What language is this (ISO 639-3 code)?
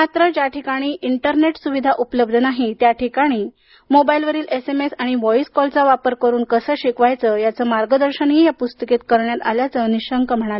mar